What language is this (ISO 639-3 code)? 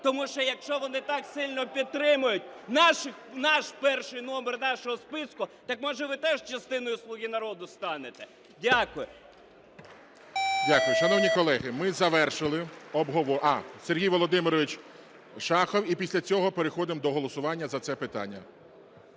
ukr